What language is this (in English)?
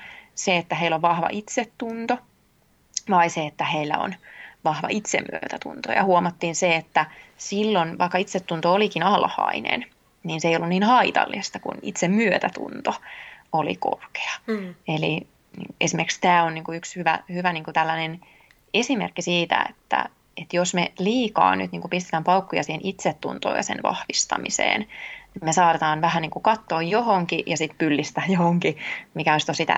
Finnish